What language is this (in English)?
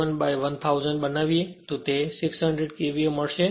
Gujarati